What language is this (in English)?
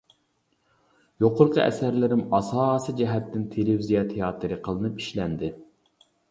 Uyghur